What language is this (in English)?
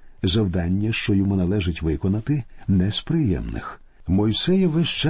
Ukrainian